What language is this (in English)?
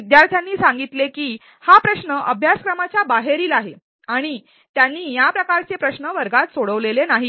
Marathi